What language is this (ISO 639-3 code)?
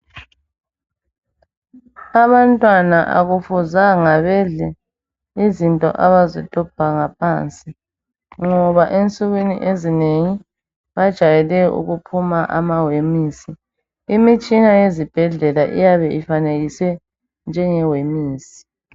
nde